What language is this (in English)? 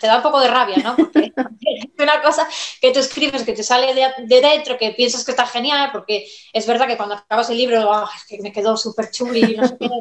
Spanish